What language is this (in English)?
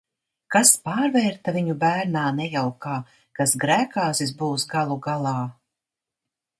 Latvian